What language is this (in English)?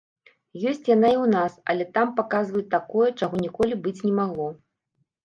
Belarusian